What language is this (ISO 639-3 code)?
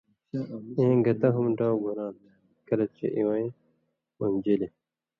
mvy